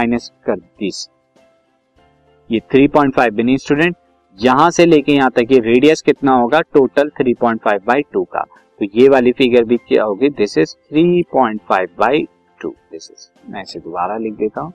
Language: Hindi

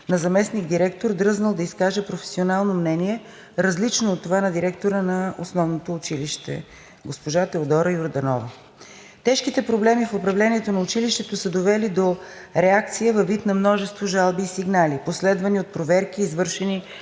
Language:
Bulgarian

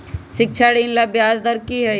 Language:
Magahi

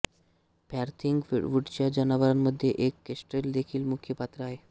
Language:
Marathi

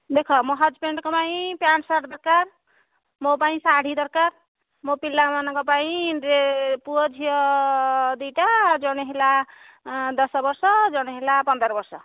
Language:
Odia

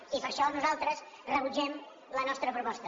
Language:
Catalan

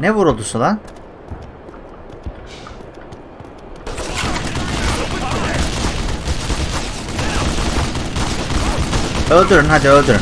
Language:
Turkish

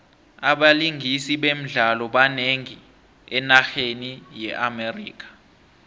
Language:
South Ndebele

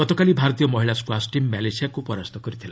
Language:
Odia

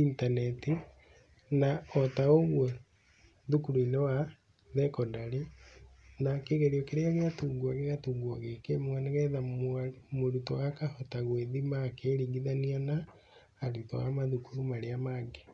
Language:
Kikuyu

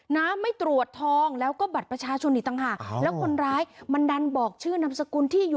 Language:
Thai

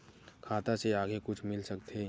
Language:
Chhattisgarhi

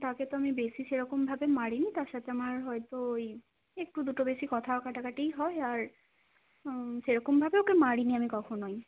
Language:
Bangla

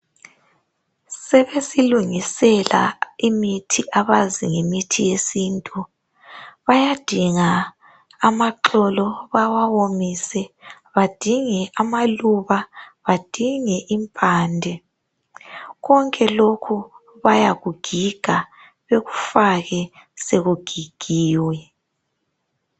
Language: North Ndebele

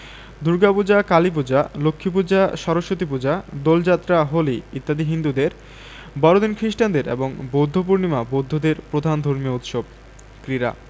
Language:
Bangla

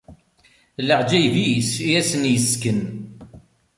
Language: Kabyle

